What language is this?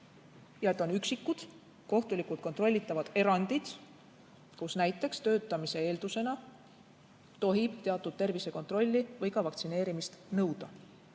Estonian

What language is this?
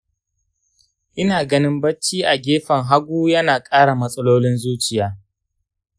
Hausa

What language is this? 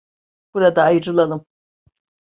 Turkish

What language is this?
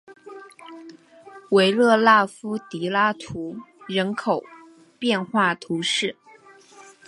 Chinese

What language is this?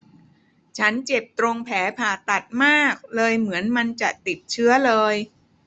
Thai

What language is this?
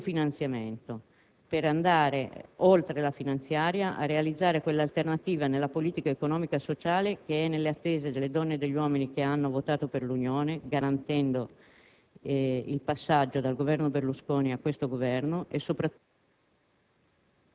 Italian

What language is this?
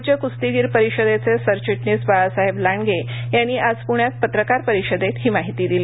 Marathi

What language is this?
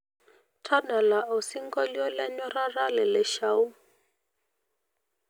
Masai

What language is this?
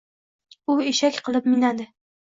Uzbek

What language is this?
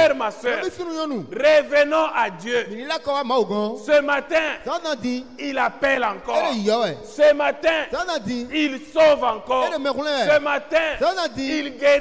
French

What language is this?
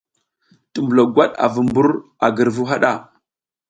South Giziga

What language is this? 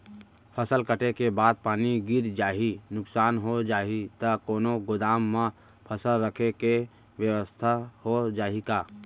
Chhattisgarhi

